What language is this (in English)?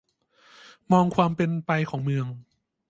Thai